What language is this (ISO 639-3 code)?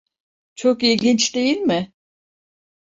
tur